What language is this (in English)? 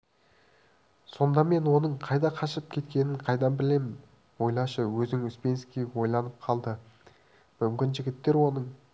Kazakh